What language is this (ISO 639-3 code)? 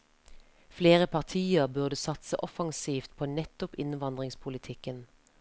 nor